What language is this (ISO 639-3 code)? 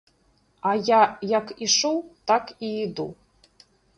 bel